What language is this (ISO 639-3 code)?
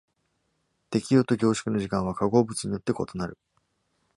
jpn